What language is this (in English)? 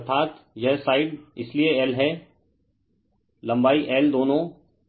Hindi